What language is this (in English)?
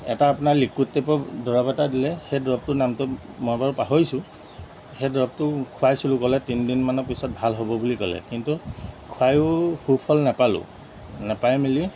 Assamese